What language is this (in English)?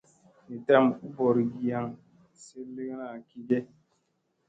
Musey